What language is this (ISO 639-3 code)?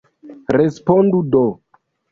epo